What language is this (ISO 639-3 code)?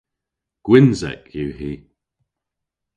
cor